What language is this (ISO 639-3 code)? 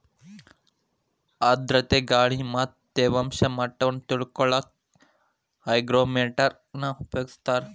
kan